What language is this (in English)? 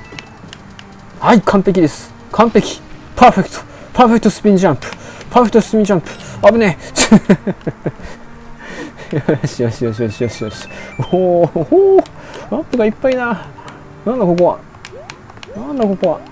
Japanese